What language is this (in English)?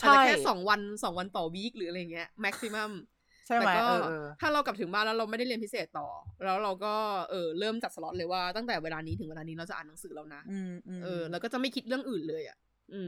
Thai